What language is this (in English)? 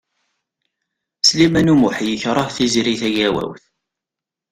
Kabyle